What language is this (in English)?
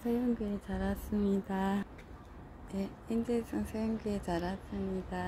Korean